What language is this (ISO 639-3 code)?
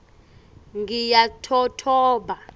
ssw